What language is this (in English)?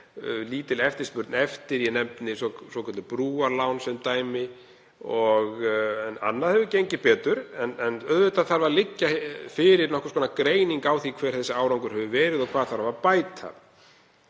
Icelandic